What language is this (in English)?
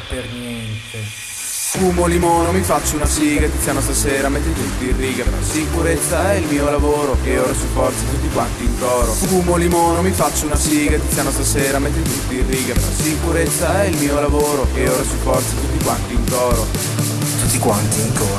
Italian